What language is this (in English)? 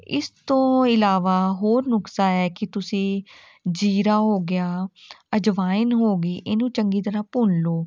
Punjabi